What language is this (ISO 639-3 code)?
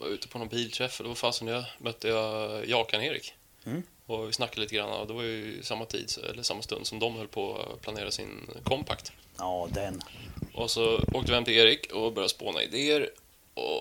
swe